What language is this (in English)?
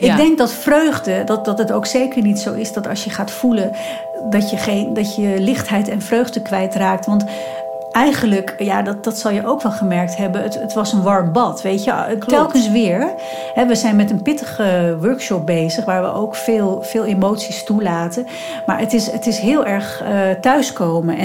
Dutch